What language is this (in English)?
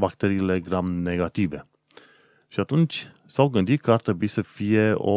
Romanian